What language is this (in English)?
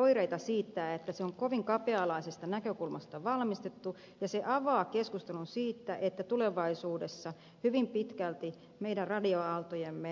Finnish